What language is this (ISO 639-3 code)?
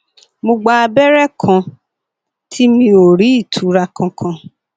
yor